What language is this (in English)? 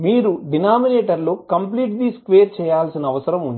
Telugu